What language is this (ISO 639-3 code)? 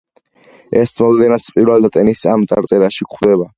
kat